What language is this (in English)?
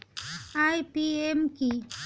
Bangla